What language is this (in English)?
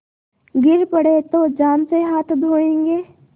Hindi